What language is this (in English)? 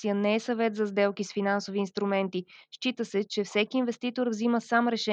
Bulgarian